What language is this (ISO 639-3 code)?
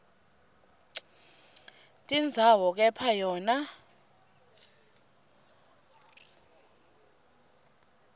ssw